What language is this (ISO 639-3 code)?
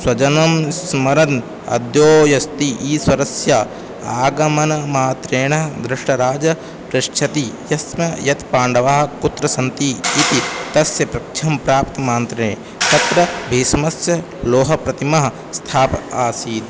san